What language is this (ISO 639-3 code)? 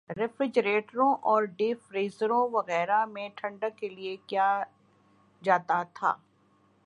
urd